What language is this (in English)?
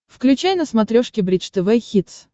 Russian